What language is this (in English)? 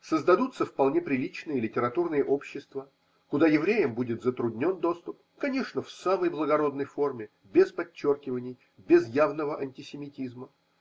Russian